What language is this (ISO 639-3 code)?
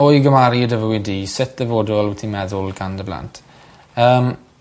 cym